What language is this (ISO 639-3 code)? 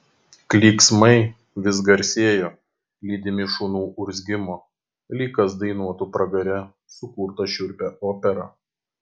lit